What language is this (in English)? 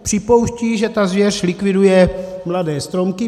Czech